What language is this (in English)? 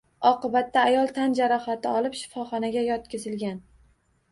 Uzbek